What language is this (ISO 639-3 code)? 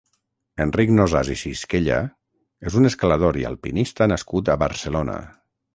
cat